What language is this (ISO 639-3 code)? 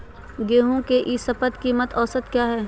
mag